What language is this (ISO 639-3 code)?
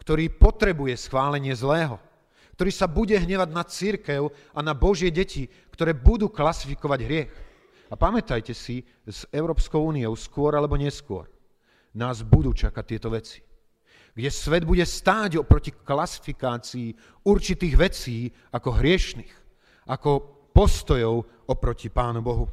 slk